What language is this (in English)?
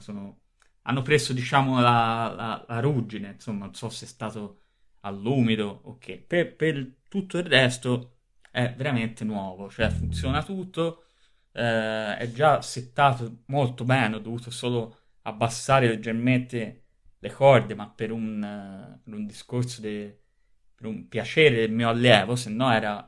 Italian